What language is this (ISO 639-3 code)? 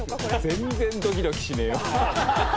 jpn